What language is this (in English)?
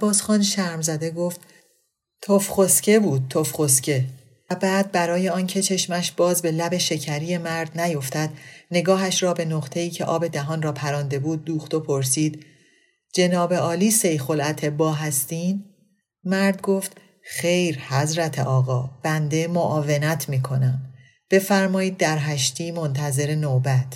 Persian